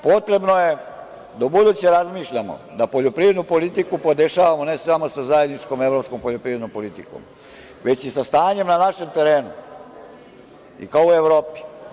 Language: Serbian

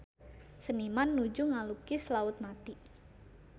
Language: Sundanese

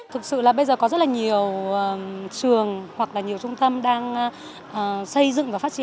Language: Vietnamese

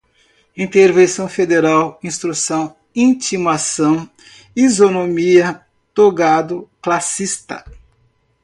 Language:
Portuguese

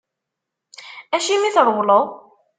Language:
Kabyle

